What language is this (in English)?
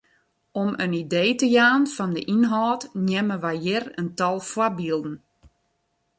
Western Frisian